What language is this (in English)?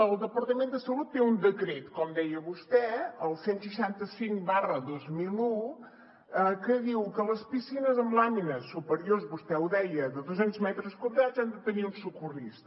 Catalan